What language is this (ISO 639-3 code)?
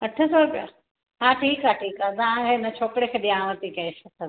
snd